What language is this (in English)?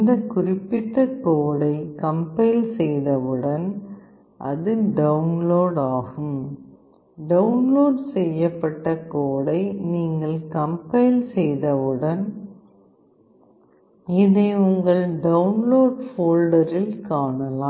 Tamil